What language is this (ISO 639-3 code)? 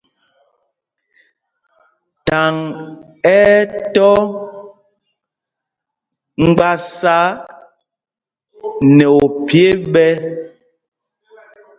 mgg